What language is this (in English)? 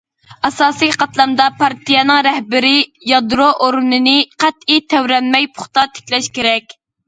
Uyghur